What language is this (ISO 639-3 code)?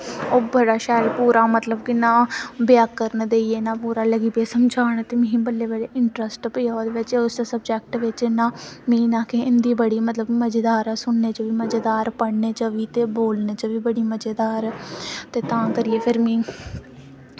doi